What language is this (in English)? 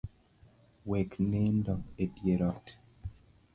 Luo (Kenya and Tanzania)